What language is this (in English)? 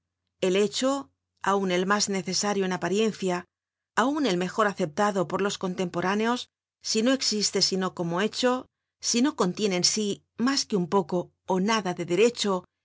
Spanish